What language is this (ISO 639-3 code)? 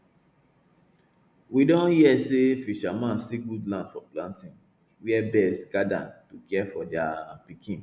pcm